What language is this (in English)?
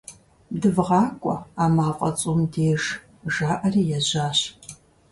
Kabardian